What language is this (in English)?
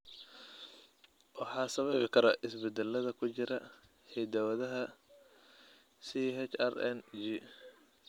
Somali